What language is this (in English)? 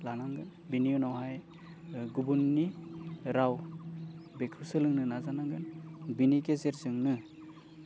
Bodo